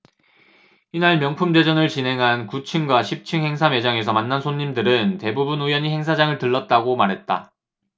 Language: Korean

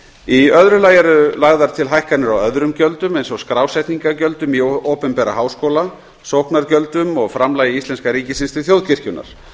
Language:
Icelandic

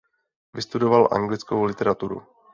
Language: Czech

